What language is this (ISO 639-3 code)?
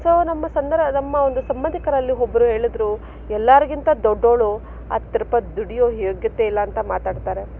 kan